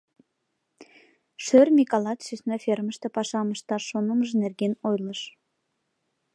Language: Mari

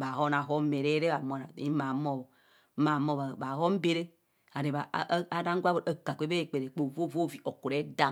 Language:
Kohumono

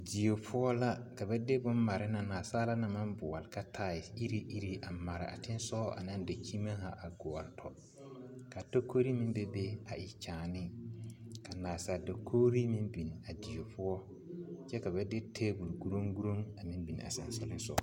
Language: Southern Dagaare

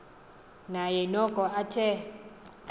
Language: Xhosa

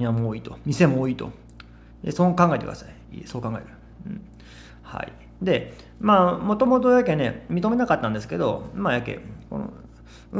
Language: Japanese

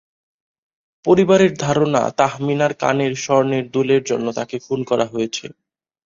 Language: Bangla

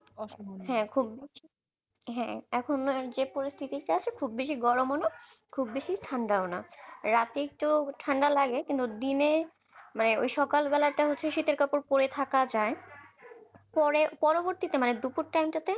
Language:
Bangla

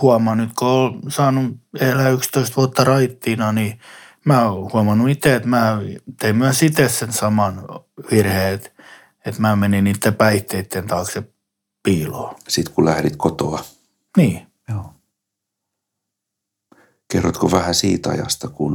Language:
Finnish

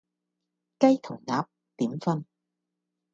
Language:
Cantonese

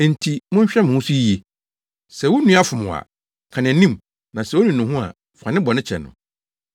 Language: Akan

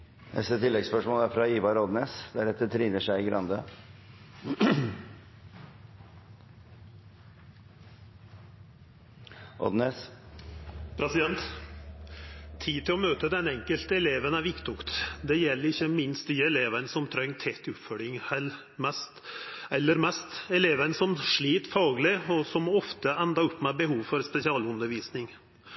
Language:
Norwegian Nynorsk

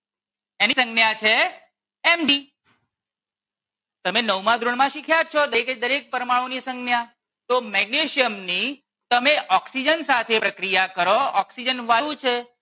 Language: Gujarati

